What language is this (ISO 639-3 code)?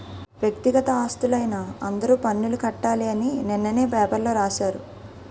tel